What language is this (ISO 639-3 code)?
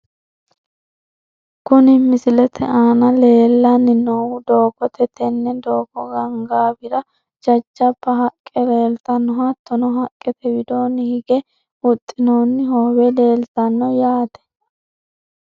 sid